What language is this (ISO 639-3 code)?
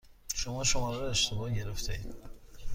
fas